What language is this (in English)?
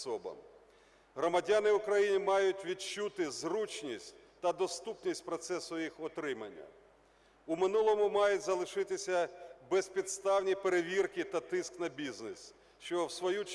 Ukrainian